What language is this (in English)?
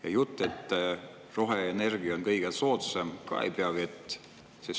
Estonian